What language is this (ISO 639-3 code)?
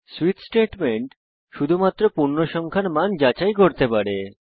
ben